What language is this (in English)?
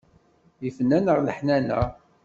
Kabyle